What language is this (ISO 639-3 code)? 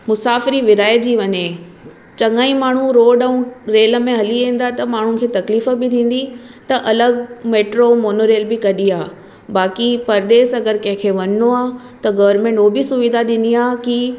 snd